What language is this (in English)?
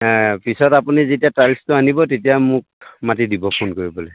Assamese